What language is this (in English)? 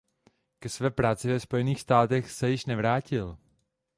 Czech